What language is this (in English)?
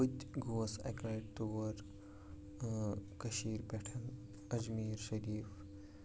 Kashmiri